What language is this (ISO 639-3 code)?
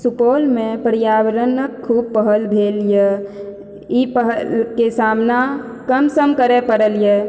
mai